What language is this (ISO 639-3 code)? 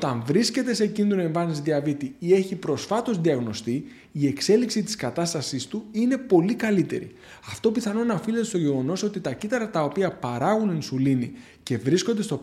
ell